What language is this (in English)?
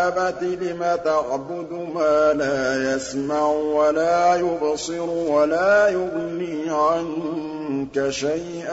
Arabic